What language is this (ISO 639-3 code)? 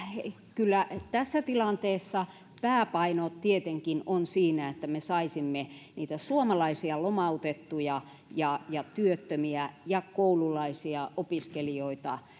fin